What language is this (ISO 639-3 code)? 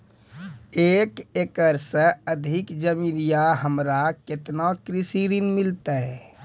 mai